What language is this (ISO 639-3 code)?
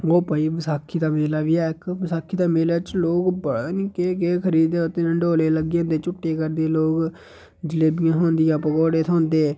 doi